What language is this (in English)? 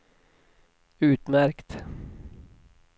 Swedish